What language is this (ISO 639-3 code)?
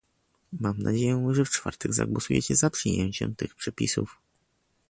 pol